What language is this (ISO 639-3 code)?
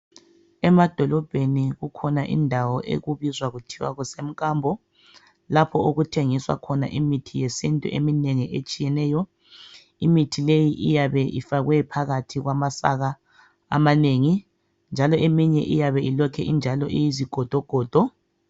nde